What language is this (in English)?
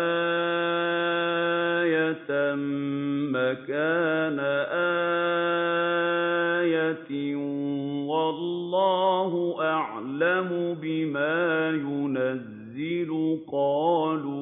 Arabic